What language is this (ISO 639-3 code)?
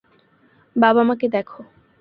ben